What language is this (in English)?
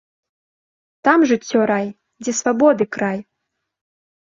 Belarusian